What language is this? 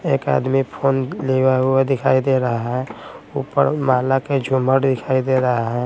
Hindi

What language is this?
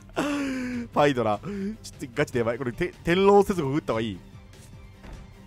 Japanese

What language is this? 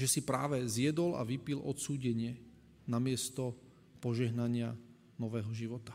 Slovak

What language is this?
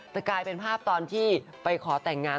Thai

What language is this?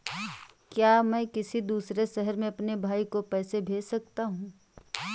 Hindi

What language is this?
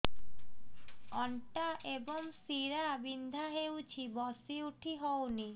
Odia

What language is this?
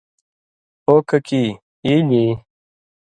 Indus Kohistani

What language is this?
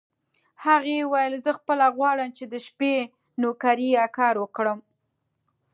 Pashto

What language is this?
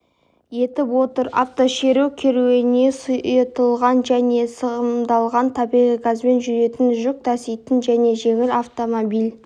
Kazakh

